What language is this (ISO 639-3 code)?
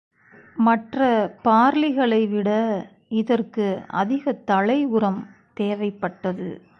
tam